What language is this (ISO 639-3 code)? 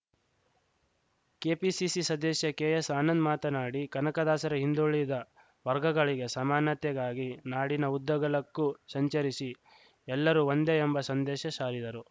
kan